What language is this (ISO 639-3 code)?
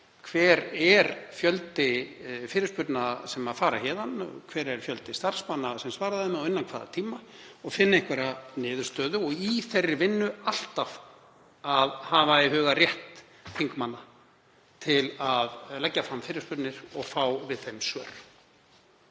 isl